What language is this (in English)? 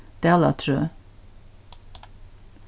Faroese